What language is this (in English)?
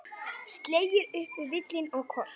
Icelandic